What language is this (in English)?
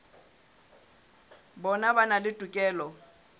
Southern Sotho